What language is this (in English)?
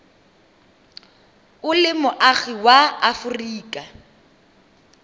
Tswana